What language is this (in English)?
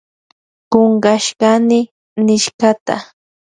Loja Highland Quichua